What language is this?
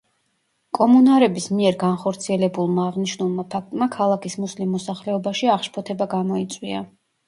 Georgian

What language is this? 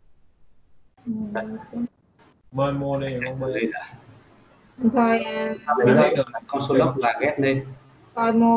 Vietnamese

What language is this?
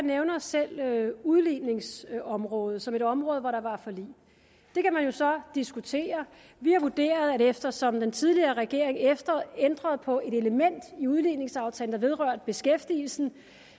Danish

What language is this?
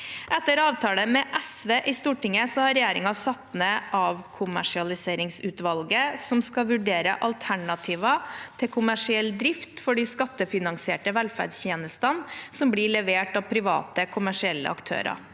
Norwegian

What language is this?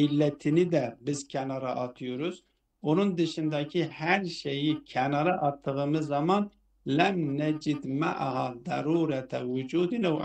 Turkish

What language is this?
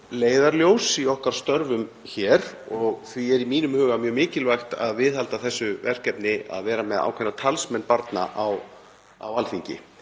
Icelandic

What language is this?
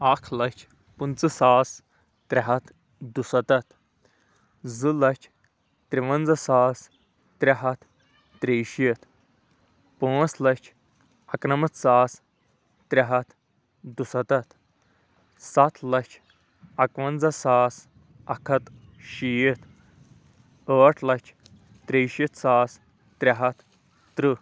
Kashmiri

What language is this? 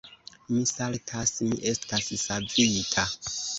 Esperanto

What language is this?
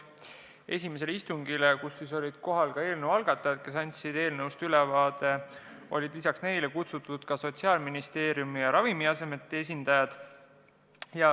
Estonian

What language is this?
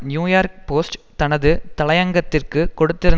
Tamil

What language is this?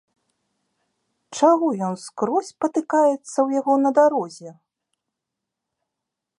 Belarusian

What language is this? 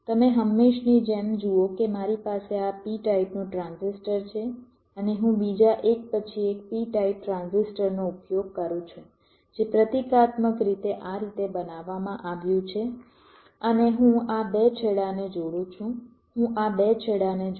Gujarati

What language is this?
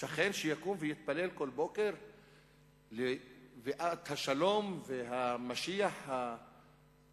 Hebrew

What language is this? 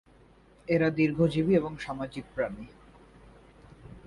Bangla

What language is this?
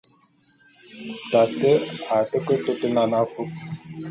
Bulu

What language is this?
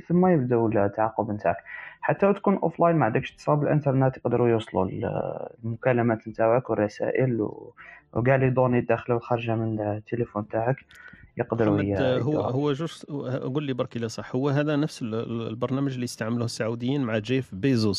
Arabic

